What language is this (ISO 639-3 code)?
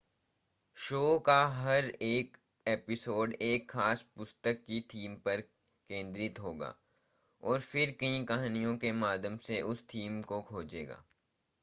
hin